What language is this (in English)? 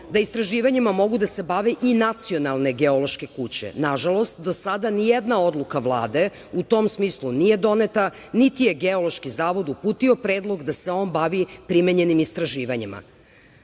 Serbian